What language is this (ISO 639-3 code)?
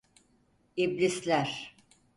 tur